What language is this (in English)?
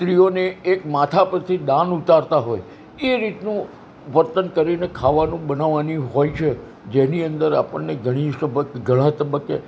Gujarati